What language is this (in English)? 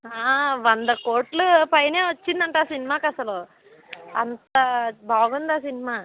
Telugu